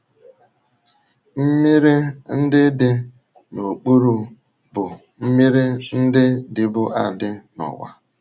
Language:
Igbo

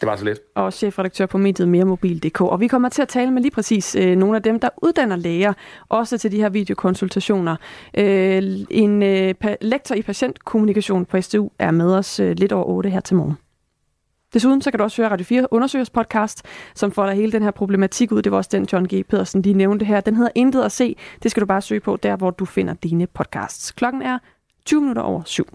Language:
Danish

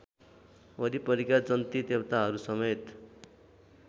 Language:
Nepali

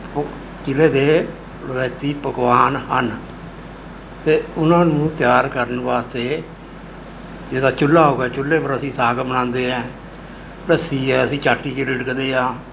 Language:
Punjabi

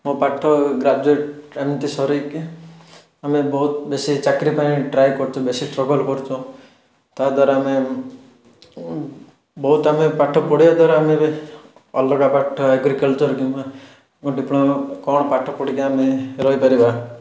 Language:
Odia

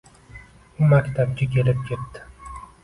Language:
Uzbek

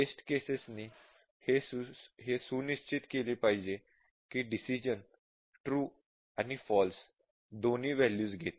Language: Marathi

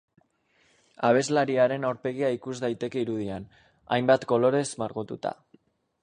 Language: Basque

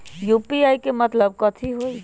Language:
Magahi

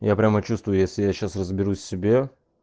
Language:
Russian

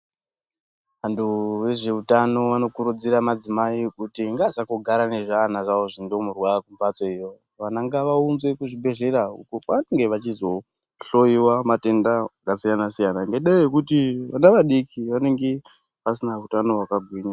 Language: Ndau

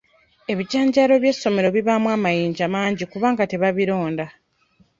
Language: Ganda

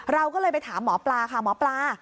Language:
Thai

